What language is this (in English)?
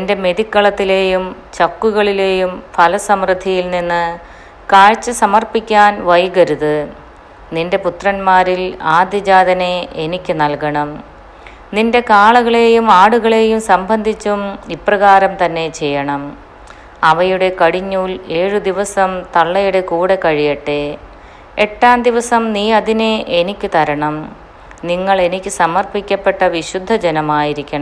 Malayalam